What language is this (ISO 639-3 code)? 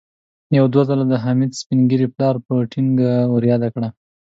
pus